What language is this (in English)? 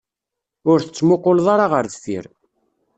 Kabyle